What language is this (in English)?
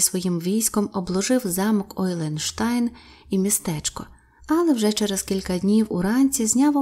Ukrainian